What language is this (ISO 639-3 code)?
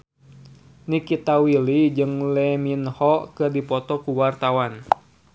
sun